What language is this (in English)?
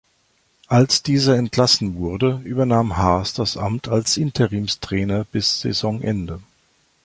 German